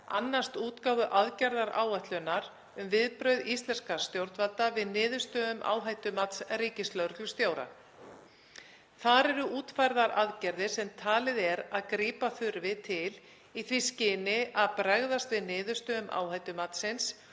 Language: Icelandic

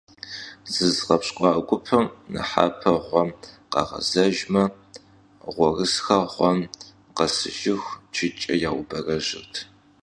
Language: Kabardian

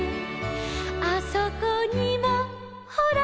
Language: Japanese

